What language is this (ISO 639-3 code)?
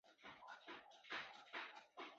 zho